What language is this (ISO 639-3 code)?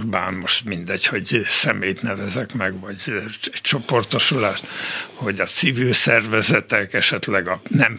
hun